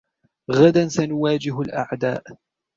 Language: Arabic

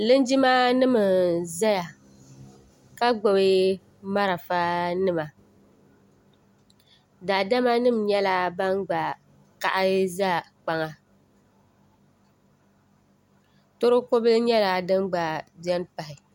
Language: Dagbani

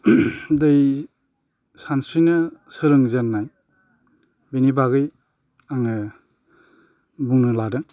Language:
Bodo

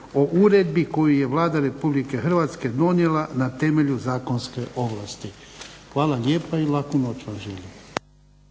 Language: Croatian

